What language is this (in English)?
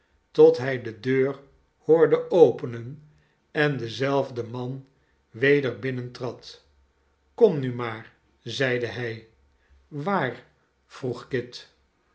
Dutch